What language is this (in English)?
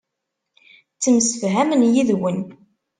Kabyle